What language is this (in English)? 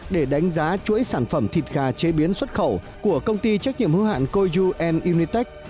Vietnamese